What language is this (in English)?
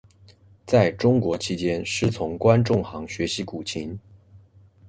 Chinese